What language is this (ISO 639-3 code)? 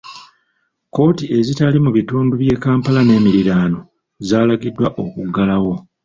lug